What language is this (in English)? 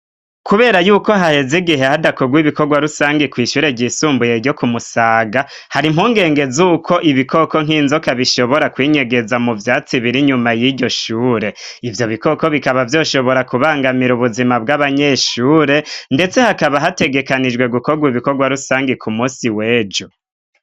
Rundi